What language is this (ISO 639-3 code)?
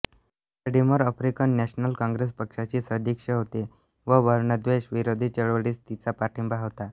mar